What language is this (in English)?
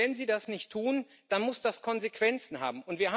German